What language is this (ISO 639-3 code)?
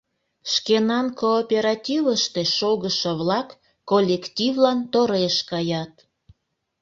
chm